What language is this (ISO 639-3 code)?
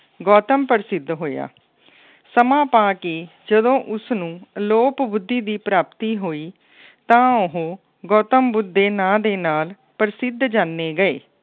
pan